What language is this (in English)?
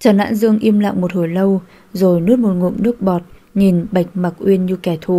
Vietnamese